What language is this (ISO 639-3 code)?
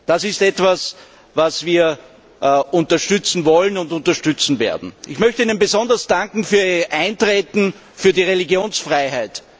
deu